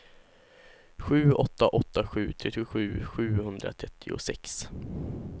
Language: Swedish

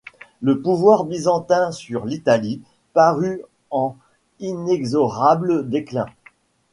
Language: French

